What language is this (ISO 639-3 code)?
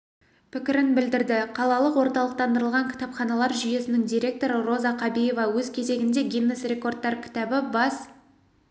kaz